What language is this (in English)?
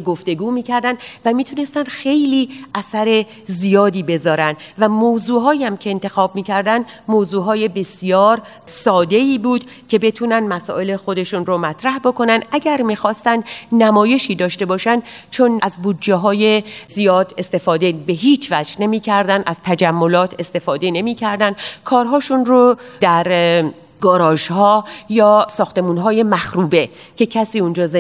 Persian